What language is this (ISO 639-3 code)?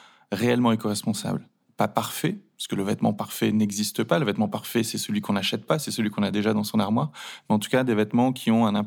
fra